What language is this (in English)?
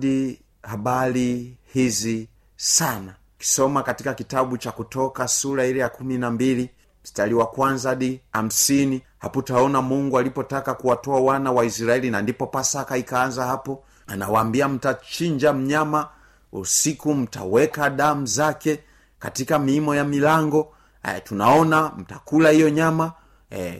Swahili